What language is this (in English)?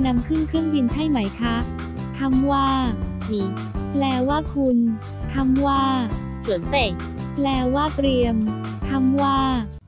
Thai